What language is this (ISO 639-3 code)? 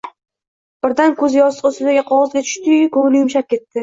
uzb